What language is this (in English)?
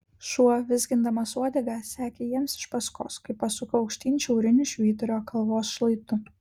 Lithuanian